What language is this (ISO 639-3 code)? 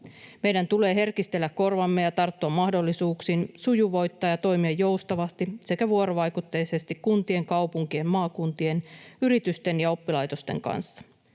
fin